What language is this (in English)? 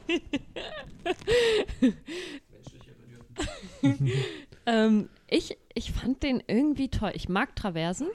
German